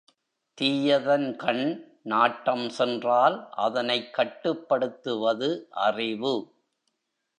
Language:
Tamil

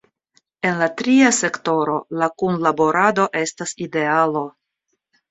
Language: Esperanto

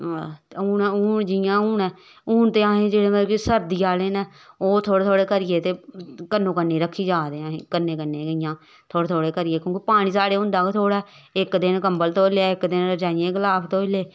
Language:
Dogri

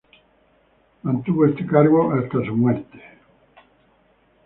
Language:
Spanish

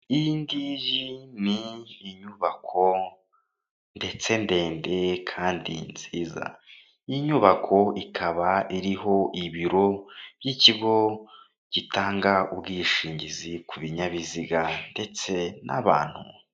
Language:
Kinyarwanda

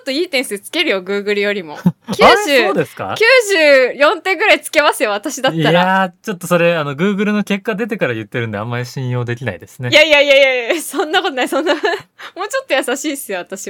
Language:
Japanese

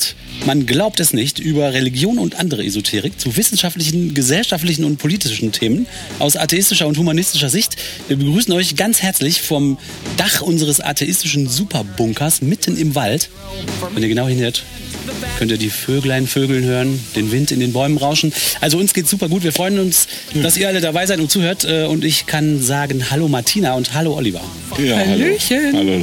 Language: German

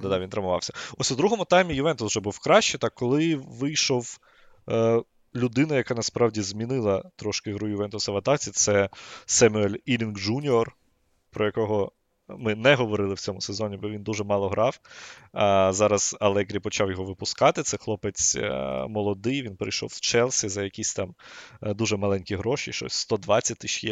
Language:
Ukrainian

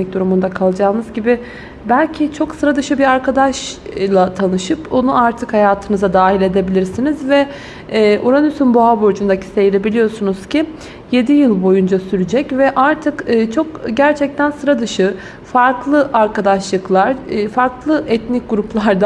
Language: Turkish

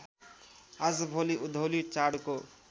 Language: Nepali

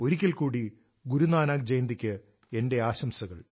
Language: Malayalam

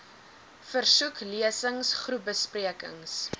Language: Afrikaans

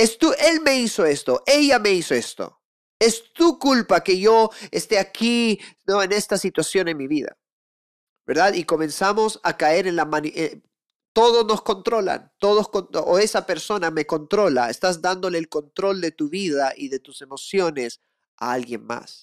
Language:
Spanish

